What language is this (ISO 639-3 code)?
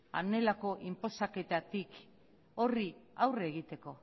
eus